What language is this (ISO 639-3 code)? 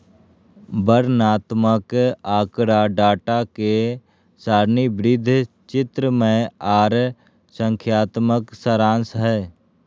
mag